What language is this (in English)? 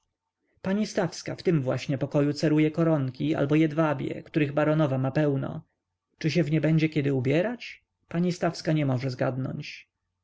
Polish